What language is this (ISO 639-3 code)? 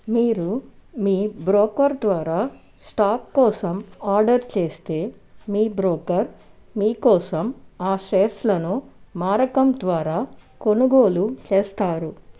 tel